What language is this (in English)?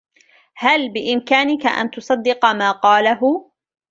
Arabic